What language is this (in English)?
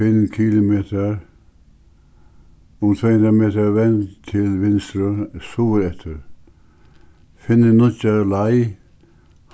Faroese